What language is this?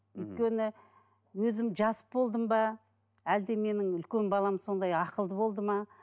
Kazakh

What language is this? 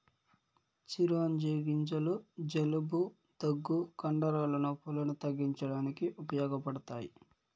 Telugu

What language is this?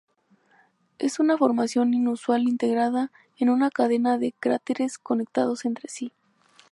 Spanish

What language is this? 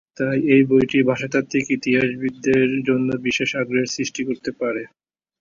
Bangla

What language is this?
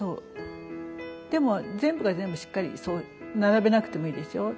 Japanese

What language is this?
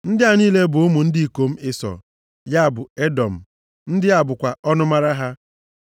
Igbo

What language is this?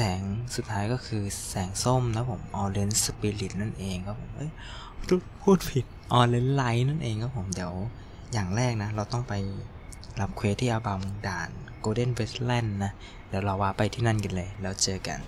Thai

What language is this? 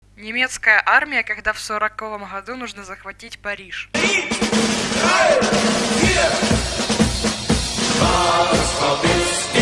Russian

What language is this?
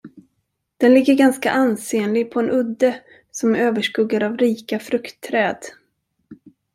Swedish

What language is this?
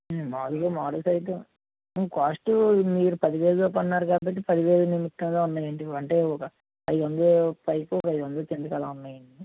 Telugu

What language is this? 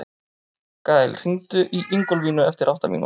Icelandic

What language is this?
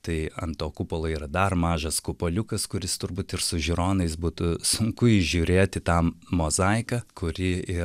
Lithuanian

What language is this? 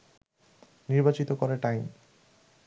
Bangla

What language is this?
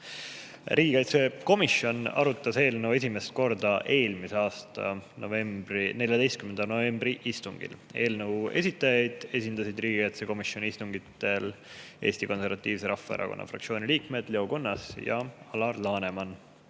Estonian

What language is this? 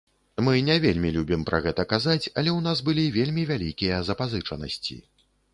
Belarusian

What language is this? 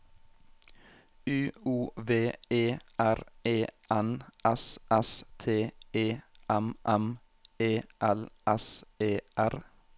Norwegian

